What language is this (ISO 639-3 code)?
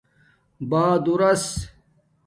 dmk